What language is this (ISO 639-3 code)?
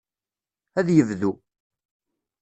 kab